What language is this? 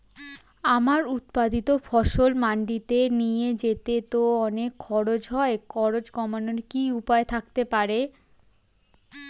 Bangla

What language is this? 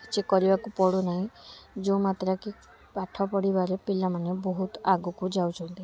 Odia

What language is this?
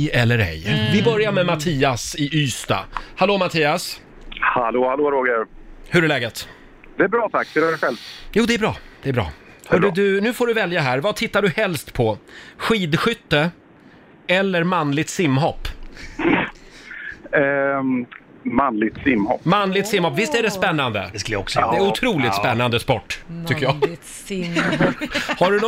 Swedish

